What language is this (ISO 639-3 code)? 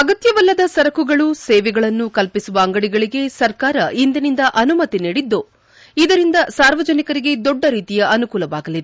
kan